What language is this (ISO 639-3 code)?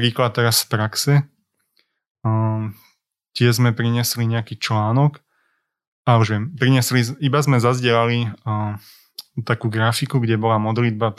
slk